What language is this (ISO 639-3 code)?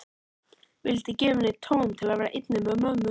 isl